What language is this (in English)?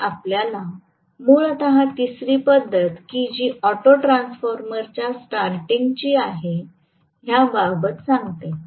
Marathi